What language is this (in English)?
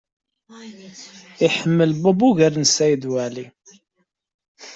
Kabyle